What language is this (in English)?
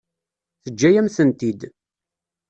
Kabyle